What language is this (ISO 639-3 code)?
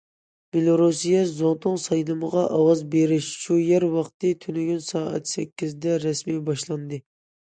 uig